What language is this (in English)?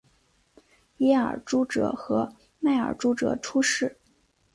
Chinese